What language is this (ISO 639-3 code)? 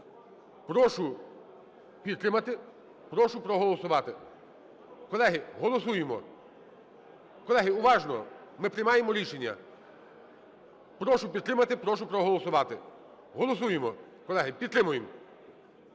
ukr